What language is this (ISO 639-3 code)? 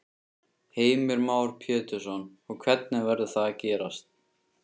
isl